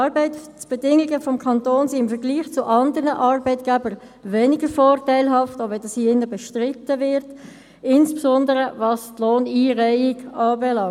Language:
Swiss German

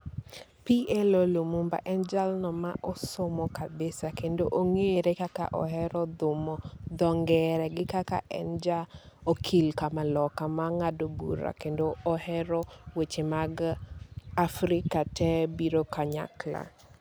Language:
Luo (Kenya and Tanzania)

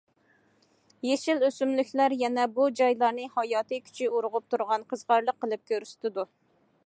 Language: Uyghur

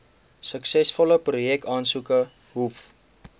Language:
Afrikaans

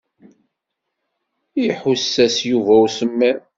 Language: Kabyle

